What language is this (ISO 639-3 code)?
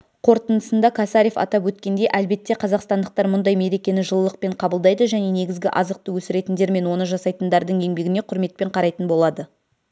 kaz